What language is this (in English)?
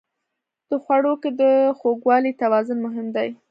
Pashto